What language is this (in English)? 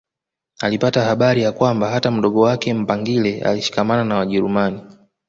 Swahili